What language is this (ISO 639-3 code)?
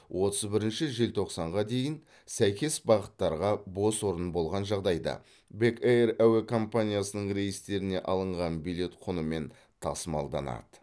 kaz